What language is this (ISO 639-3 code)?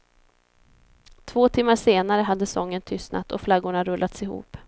swe